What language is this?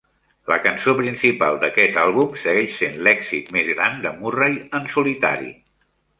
Catalan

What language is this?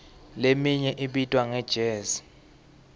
Swati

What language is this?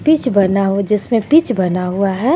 Hindi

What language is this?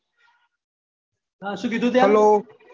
Gujarati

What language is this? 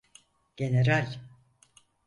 Turkish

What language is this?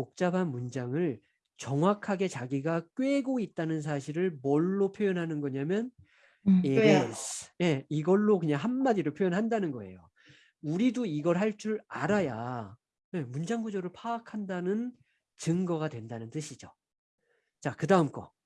Korean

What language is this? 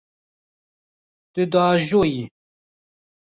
Kurdish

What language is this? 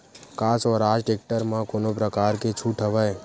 Chhattisgarhi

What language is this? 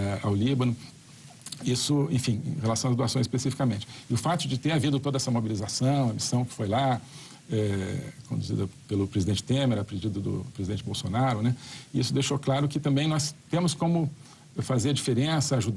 Portuguese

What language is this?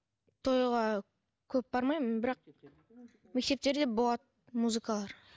Kazakh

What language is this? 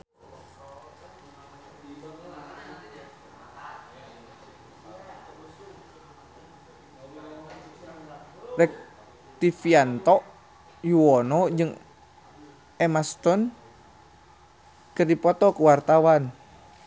Sundanese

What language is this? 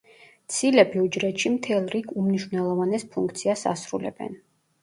Georgian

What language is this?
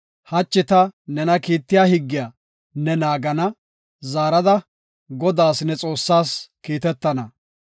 Gofa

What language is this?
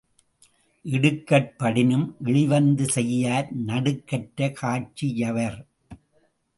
Tamil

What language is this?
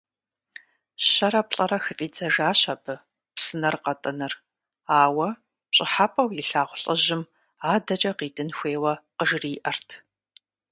Kabardian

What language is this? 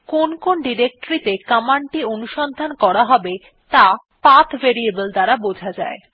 Bangla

